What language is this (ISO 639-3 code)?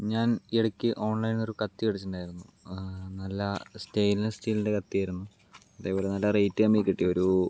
mal